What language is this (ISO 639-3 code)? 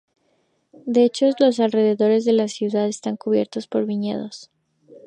spa